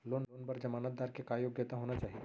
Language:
Chhattisgarhi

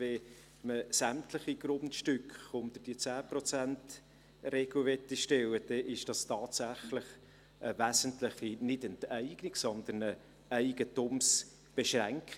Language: Swiss German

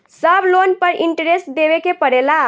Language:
Bhojpuri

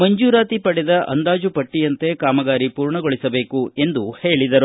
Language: Kannada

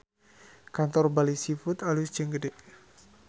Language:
Sundanese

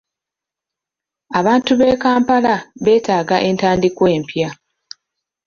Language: Ganda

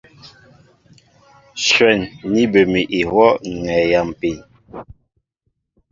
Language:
Mbo (Cameroon)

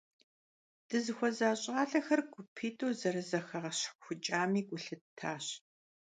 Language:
Kabardian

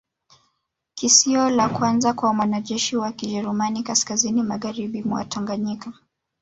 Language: Swahili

